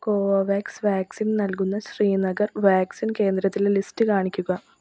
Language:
Malayalam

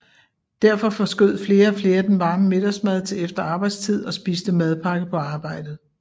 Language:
Danish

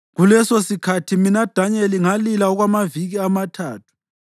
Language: North Ndebele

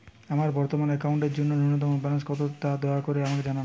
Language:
Bangla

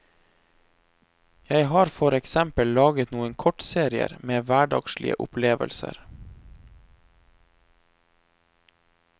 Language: Norwegian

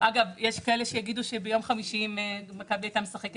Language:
Hebrew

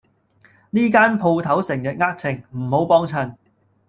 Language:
Cantonese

